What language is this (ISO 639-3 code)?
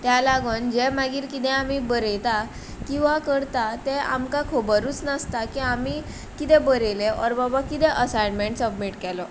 kok